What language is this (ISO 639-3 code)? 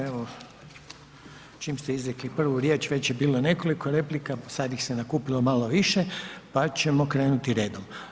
hrv